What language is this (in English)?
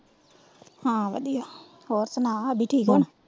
Punjabi